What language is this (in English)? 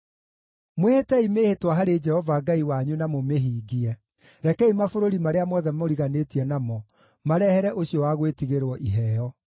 Kikuyu